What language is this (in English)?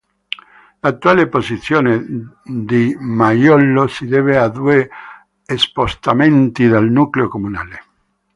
Italian